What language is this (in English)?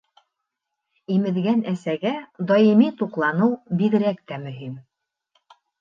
Bashkir